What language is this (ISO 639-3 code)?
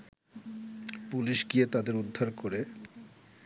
ben